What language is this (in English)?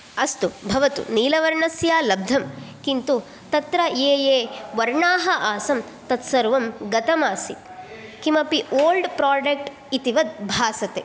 Sanskrit